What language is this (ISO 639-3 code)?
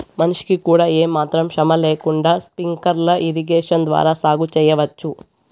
tel